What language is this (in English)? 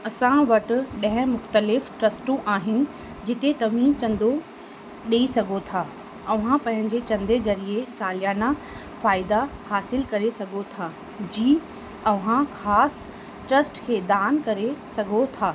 Sindhi